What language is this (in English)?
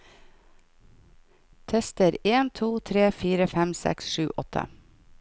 Norwegian